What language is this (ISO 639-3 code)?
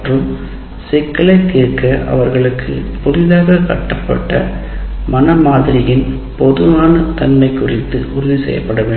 tam